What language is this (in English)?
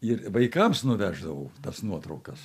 Lithuanian